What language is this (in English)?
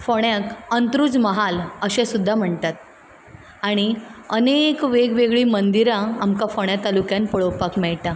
Konkani